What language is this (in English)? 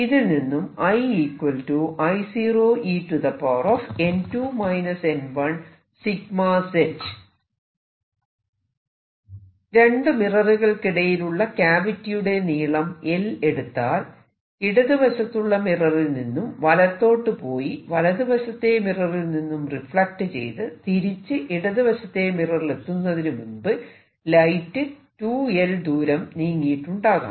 Malayalam